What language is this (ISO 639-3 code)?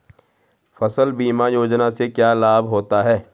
hin